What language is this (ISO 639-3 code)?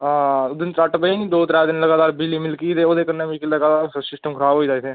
doi